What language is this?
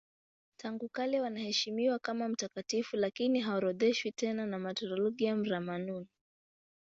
Swahili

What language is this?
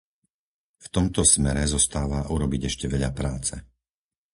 Slovak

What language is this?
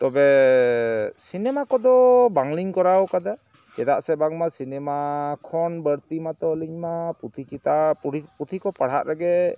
Santali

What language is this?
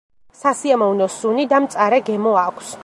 Georgian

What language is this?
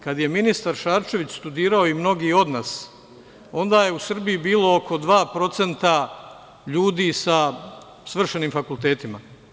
Serbian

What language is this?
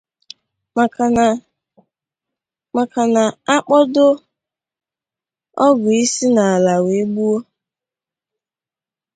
Igbo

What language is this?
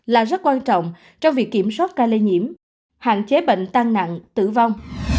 Vietnamese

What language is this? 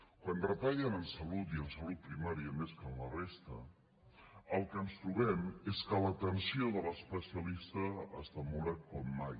Catalan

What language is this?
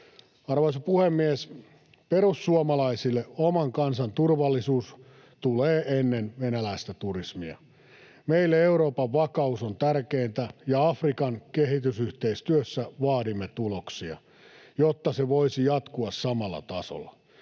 Finnish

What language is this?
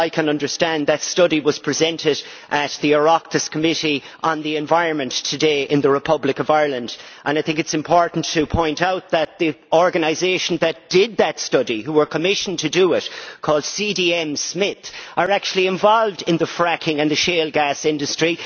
English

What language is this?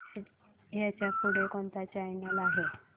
Marathi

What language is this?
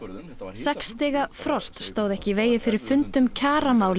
Icelandic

